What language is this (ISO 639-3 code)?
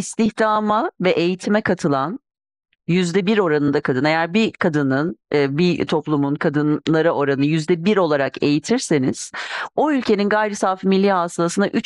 tur